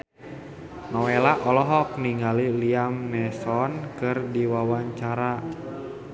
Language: Sundanese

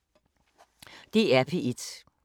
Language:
Danish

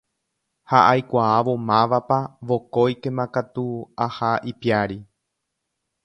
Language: Guarani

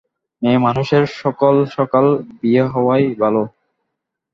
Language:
Bangla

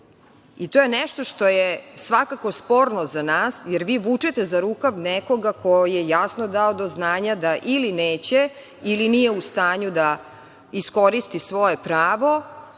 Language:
Serbian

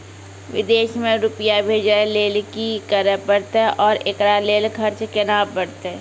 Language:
Maithili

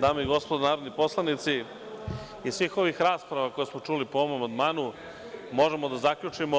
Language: Serbian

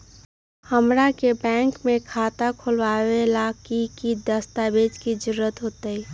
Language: Magahi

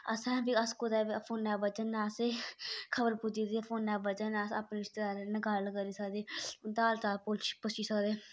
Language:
Dogri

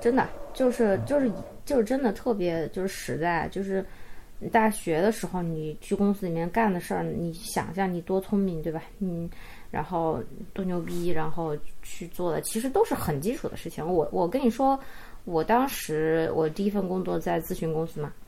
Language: Chinese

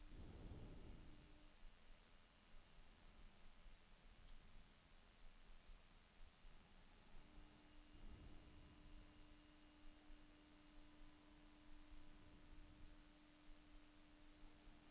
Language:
Norwegian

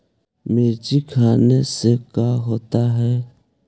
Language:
Magahi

